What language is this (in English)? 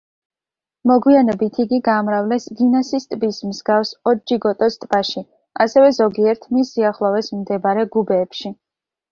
Georgian